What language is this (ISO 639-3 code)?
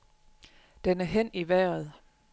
dan